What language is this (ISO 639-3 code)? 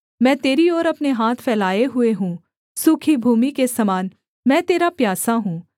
hin